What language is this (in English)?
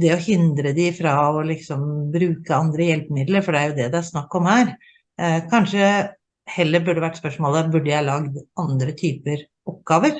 Norwegian